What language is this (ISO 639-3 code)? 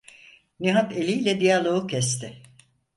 tur